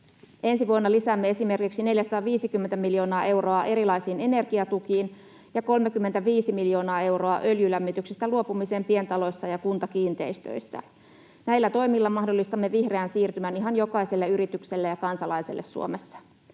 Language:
Finnish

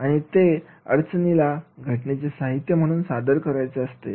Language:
Marathi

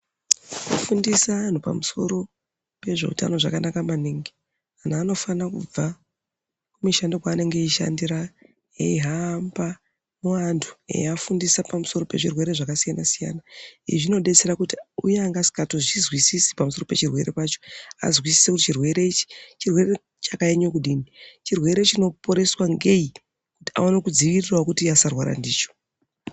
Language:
Ndau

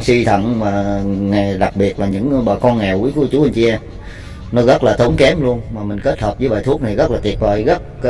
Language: Vietnamese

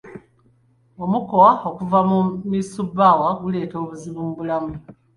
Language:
Ganda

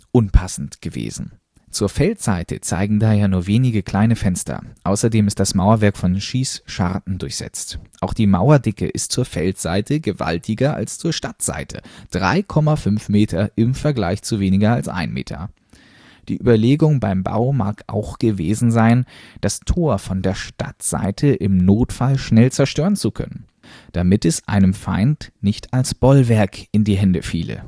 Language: German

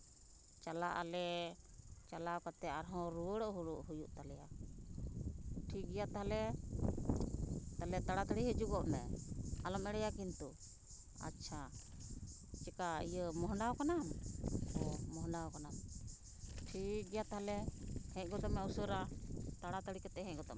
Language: Santali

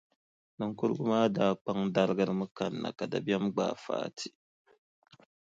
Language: Dagbani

